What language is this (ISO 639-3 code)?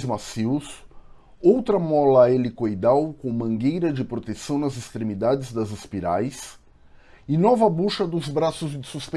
por